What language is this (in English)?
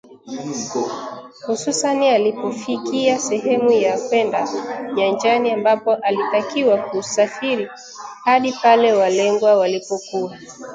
Swahili